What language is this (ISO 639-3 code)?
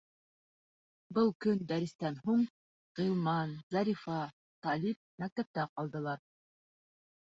bak